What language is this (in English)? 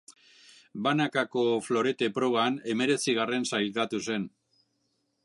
Basque